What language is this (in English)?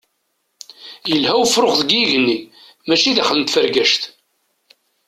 Kabyle